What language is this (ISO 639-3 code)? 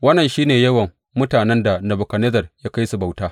hau